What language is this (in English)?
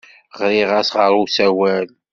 Kabyle